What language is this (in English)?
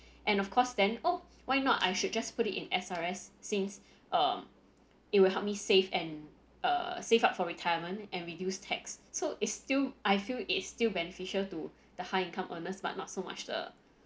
English